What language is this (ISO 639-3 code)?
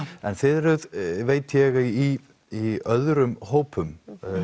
isl